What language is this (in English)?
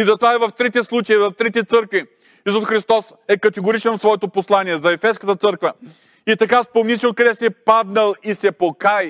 Bulgarian